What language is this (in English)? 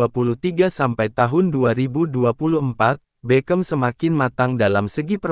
Indonesian